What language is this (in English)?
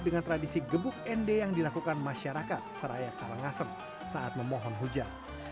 Indonesian